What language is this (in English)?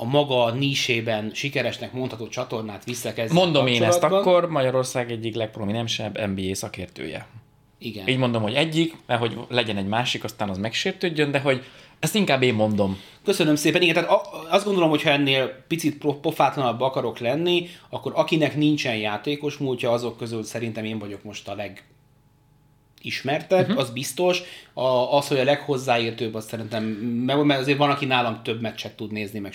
Hungarian